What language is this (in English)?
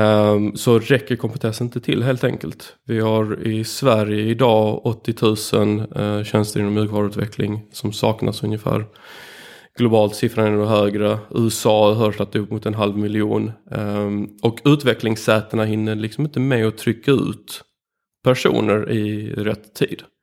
Swedish